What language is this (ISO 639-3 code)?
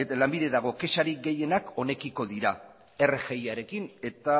eus